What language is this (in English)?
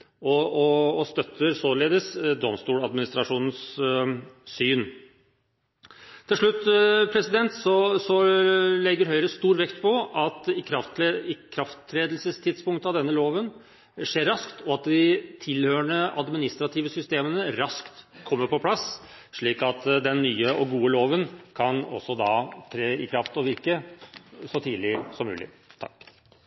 Norwegian Bokmål